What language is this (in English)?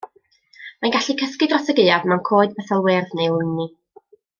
Welsh